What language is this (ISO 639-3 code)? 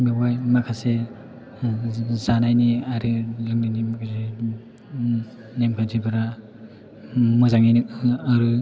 brx